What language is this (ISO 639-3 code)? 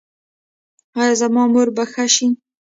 pus